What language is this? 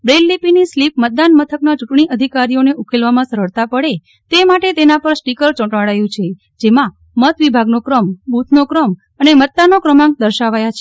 Gujarati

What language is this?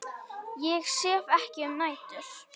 Icelandic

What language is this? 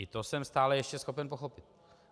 Czech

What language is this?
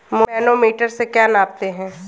Hindi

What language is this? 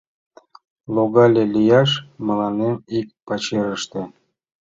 Mari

